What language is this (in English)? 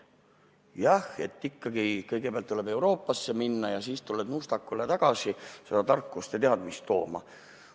Estonian